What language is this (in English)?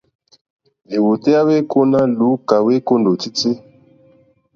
Mokpwe